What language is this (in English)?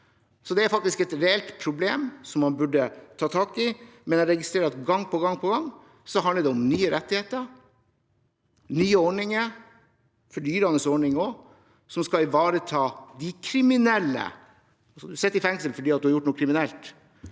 Norwegian